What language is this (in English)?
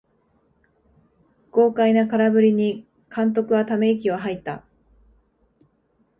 Japanese